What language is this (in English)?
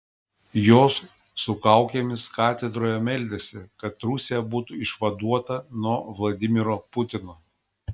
Lithuanian